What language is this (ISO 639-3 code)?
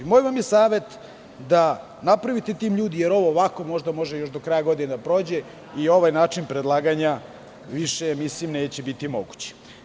srp